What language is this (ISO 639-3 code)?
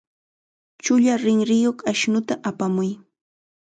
qxa